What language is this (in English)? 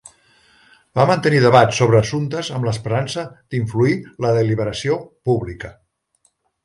Catalan